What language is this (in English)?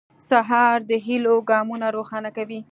Pashto